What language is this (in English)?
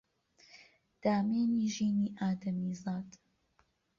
Central Kurdish